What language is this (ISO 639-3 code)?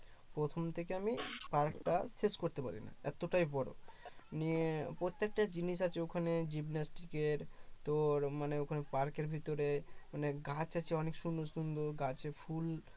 ben